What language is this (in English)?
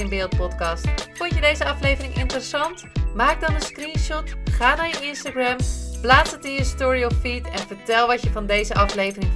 Dutch